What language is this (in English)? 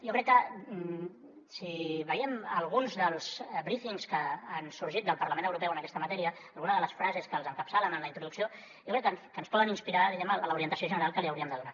Catalan